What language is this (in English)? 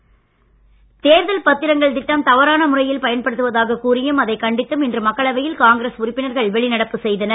Tamil